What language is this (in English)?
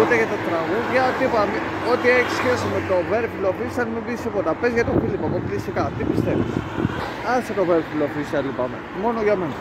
Greek